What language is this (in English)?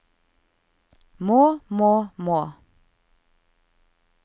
Norwegian